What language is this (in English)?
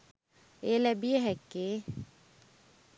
Sinhala